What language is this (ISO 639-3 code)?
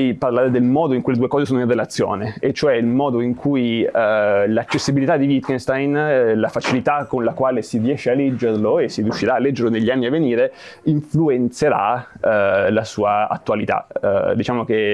ita